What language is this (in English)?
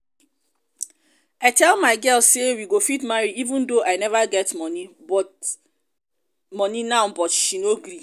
Nigerian Pidgin